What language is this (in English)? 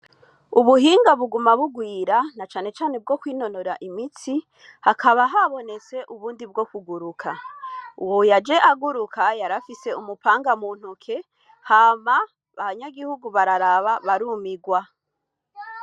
Rundi